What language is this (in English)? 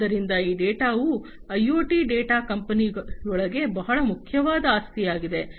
Kannada